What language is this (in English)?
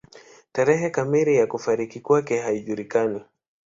Swahili